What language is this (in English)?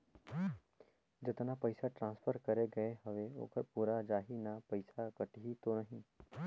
Chhattisgarhi